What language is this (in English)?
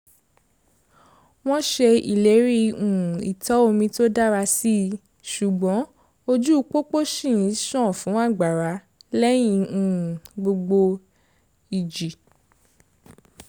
Yoruba